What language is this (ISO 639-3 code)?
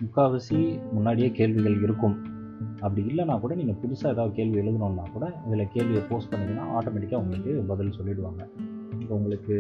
tam